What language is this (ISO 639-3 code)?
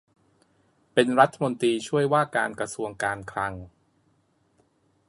tha